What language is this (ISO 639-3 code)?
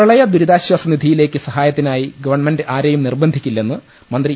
mal